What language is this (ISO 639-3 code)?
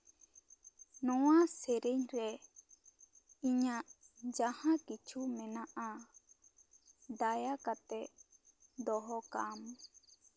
sat